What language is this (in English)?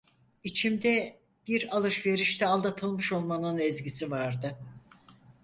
Turkish